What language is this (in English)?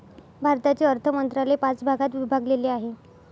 Marathi